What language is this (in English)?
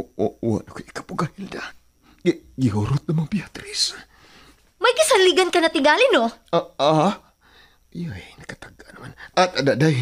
Filipino